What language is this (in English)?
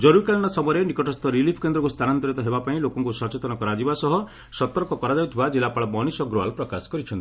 Odia